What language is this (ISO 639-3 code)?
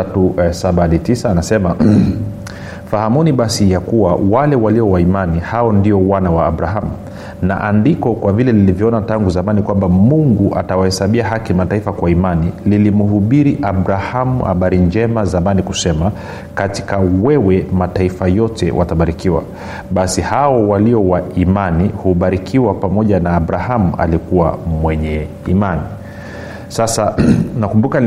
swa